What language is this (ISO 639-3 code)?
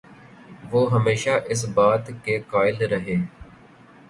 urd